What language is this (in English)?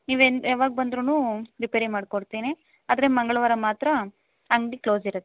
Kannada